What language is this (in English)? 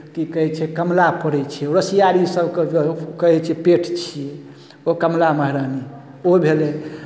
Maithili